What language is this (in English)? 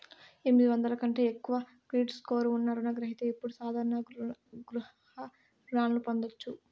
Telugu